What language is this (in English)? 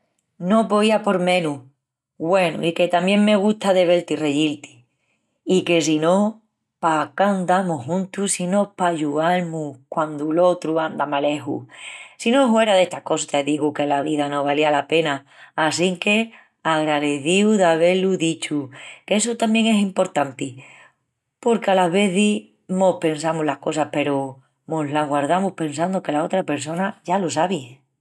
Extremaduran